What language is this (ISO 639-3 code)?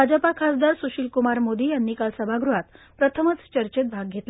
mar